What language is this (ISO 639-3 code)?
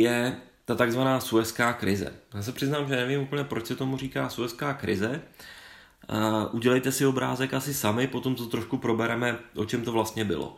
ces